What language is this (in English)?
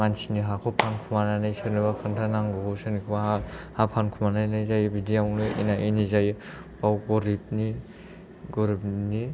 Bodo